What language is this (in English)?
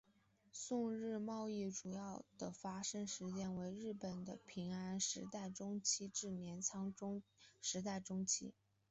Chinese